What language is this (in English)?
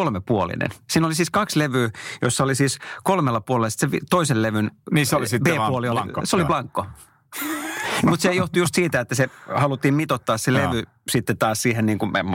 Finnish